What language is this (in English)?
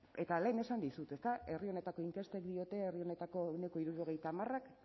Basque